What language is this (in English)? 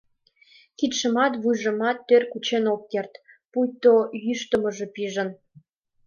Mari